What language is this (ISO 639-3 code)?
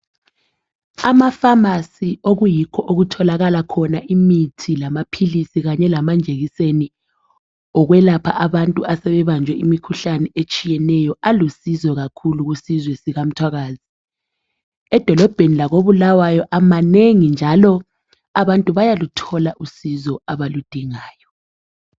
nde